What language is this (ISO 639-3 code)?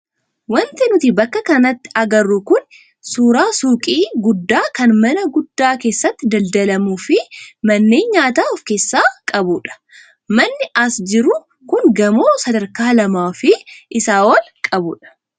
orm